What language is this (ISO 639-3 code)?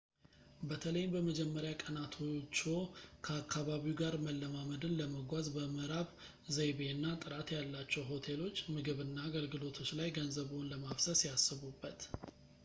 amh